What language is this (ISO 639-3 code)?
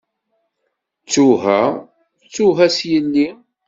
kab